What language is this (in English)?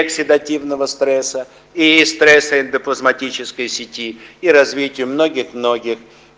Russian